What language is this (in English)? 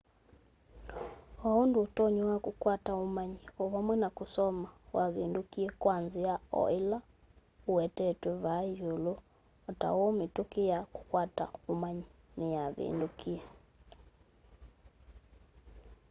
Kamba